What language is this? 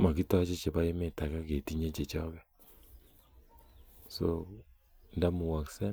Kalenjin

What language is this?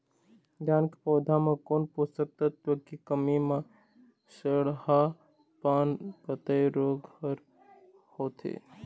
Chhattisgarhi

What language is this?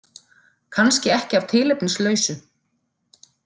Icelandic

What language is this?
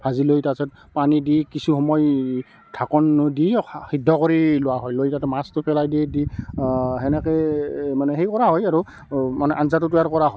Assamese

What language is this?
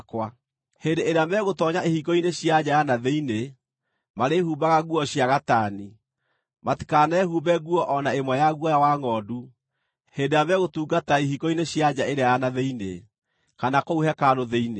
Kikuyu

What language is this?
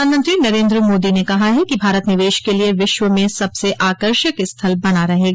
Hindi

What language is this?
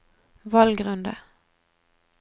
Norwegian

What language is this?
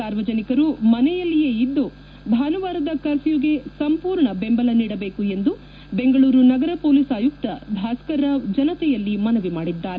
Kannada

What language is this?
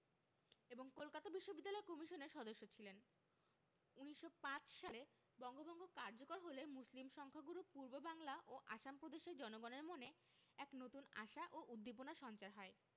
Bangla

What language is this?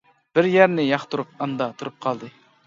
Uyghur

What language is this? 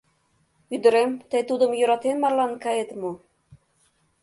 Mari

